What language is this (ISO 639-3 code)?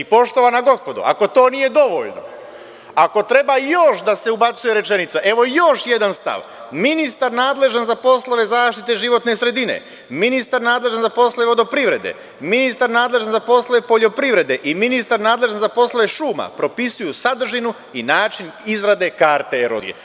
srp